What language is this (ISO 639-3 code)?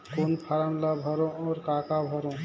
hne